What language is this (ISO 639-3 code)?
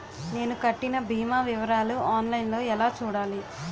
tel